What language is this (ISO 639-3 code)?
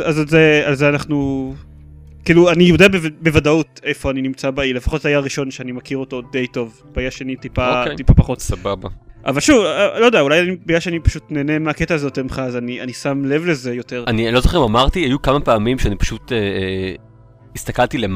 heb